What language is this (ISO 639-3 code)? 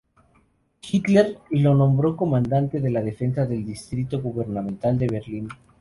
spa